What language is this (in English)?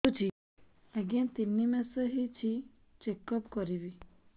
Odia